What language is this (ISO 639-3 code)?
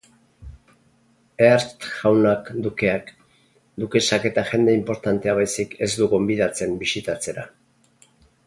eus